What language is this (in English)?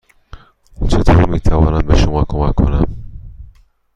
Persian